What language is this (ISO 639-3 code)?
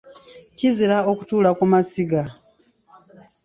lug